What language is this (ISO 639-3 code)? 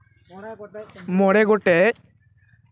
sat